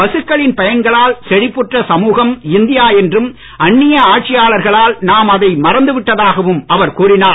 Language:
Tamil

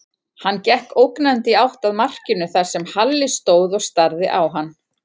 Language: Icelandic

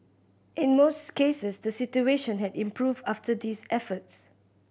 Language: English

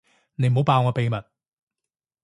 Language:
Cantonese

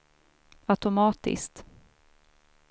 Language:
Swedish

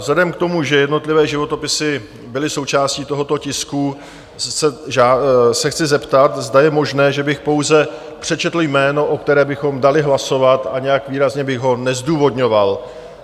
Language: Czech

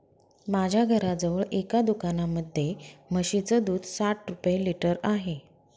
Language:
Marathi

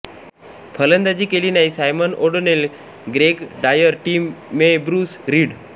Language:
Marathi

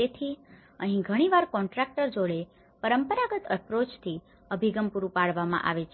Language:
Gujarati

